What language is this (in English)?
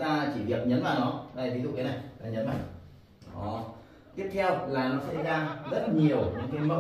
Vietnamese